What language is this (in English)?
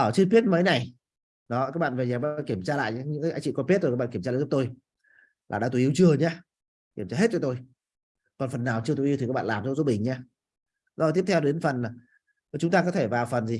Vietnamese